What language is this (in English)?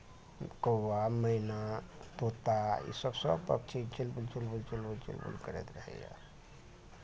Maithili